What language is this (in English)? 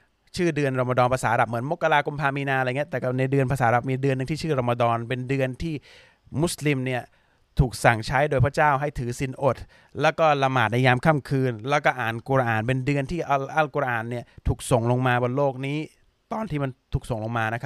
Thai